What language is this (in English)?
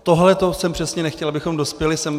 Czech